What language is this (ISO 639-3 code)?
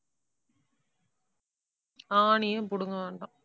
tam